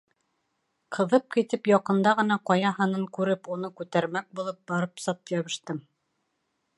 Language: Bashkir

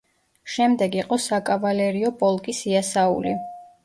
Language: Georgian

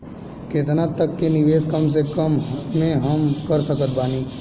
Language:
Bhojpuri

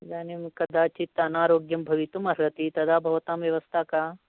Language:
Sanskrit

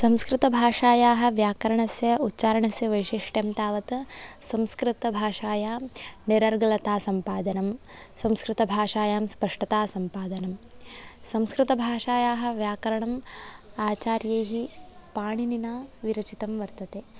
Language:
Sanskrit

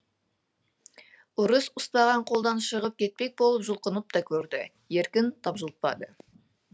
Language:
Kazakh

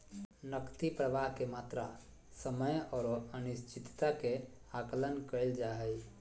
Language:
Magahi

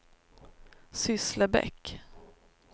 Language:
Swedish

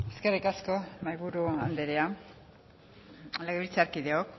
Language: Basque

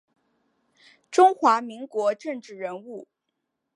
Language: Chinese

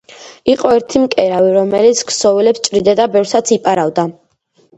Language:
Georgian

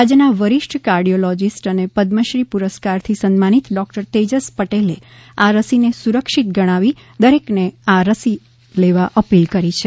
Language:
Gujarati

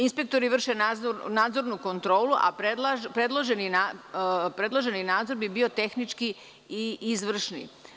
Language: Serbian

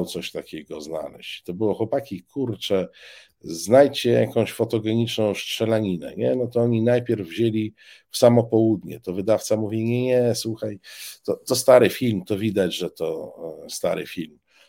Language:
Polish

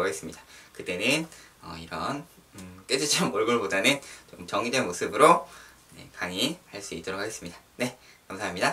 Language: Korean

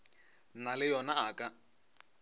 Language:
Northern Sotho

